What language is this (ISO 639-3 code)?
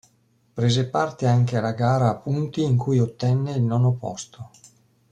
ita